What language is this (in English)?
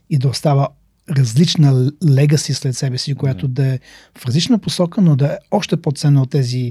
Bulgarian